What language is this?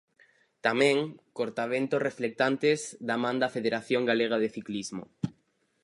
Galician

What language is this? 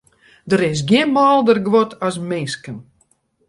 Western Frisian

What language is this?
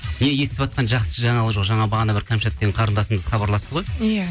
Kazakh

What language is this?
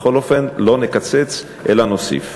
Hebrew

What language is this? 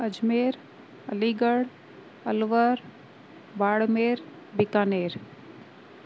Sindhi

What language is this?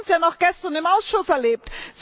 German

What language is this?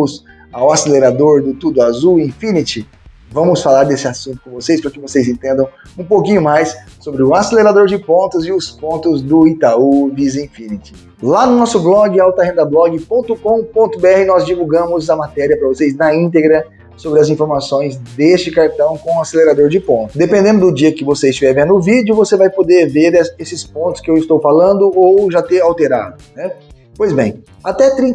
Portuguese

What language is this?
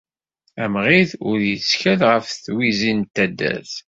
Kabyle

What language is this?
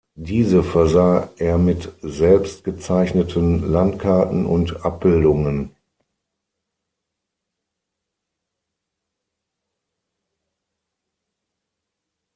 German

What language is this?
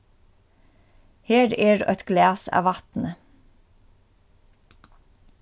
Faroese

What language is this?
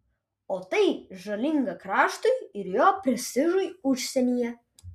Lithuanian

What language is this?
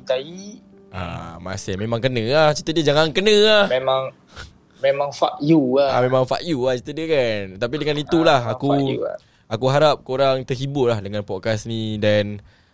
Malay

